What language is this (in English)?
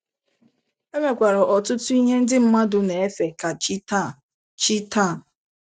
Igbo